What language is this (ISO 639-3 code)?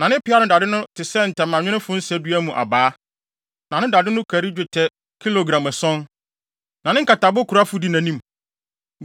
aka